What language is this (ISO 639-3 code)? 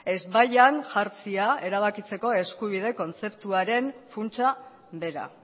eus